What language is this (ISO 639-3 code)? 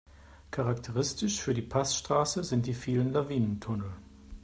deu